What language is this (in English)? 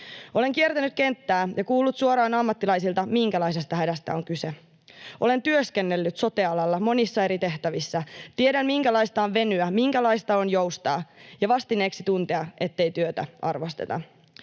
Finnish